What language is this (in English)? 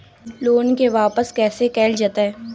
Magahi